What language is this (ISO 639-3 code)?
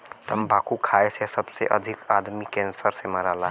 bho